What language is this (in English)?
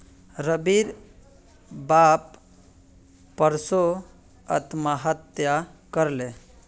Magahi